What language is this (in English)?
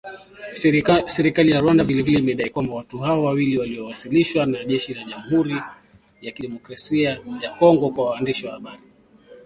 Swahili